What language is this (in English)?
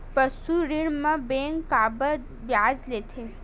Chhattisgarhi